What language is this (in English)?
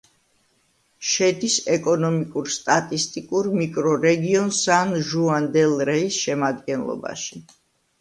Georgian